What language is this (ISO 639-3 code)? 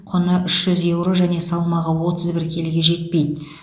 kaz